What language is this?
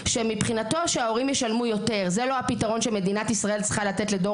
Hebrew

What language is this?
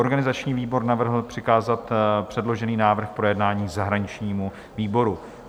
Czech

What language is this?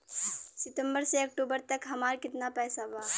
Bhojpuri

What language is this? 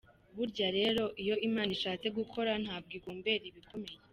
Kinyarwanda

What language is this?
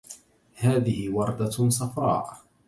Arabic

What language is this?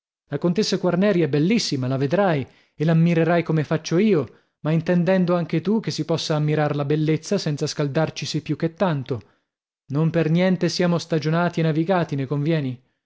Italian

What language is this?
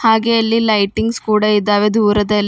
Kannada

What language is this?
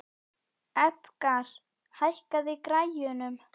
Icelandic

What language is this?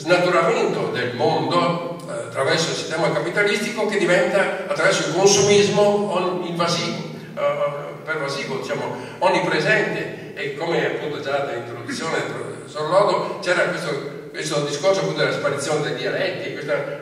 Italian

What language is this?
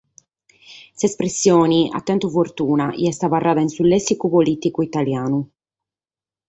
Sardinian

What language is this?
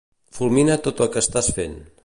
Catalan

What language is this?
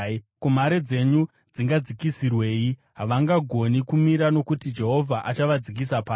Shona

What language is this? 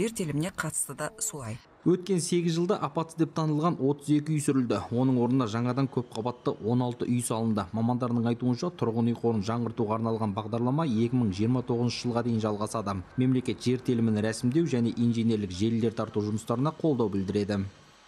Turkish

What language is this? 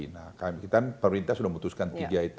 Indonesian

